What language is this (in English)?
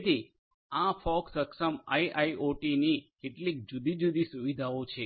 Gujarati